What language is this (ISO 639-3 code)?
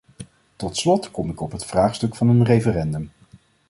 nld